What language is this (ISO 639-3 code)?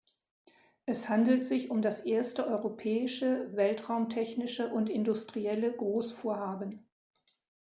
deu